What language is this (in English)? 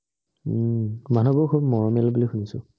Assamese